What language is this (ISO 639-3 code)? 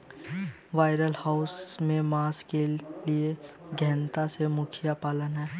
hin